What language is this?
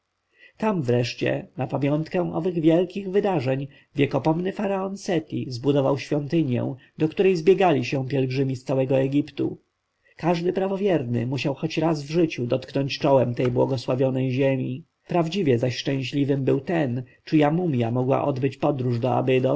Polish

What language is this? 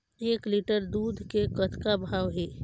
Chhattisgarhi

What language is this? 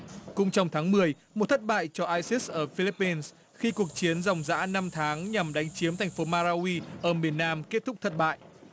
Vietnamese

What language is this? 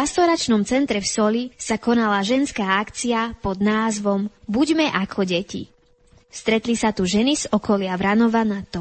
Slovak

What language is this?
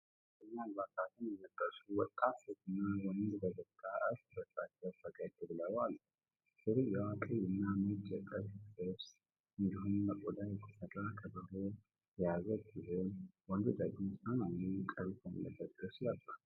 Amharic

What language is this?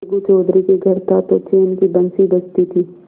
Hindi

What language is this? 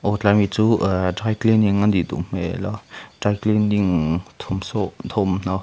Mizo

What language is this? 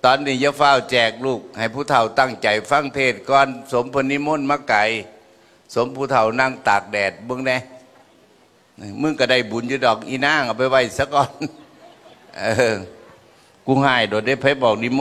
Thai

